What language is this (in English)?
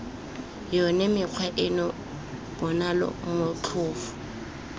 Tswana